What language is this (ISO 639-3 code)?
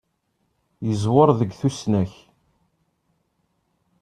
kab